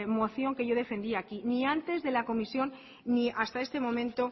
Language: Spanish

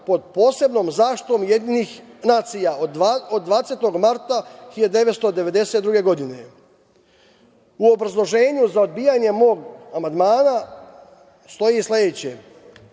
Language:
Serbian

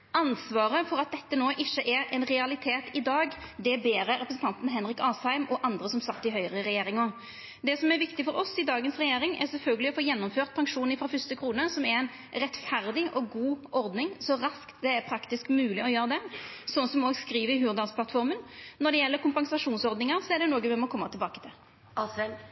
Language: Norwegian Nynorsk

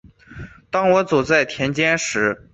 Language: Chinese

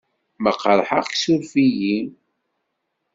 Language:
Kabyle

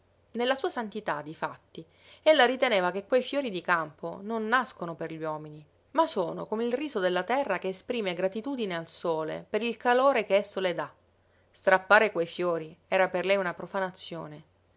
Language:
Italian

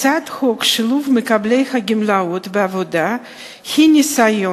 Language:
Hebrew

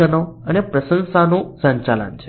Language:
Gujarati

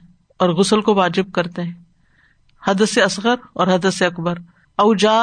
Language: Urdu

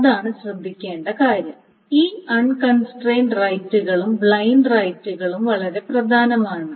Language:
Malayalam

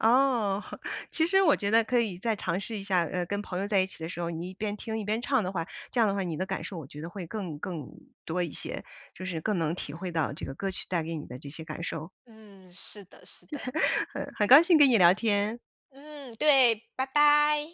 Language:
Chinese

